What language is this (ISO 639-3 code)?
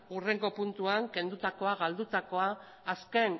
eus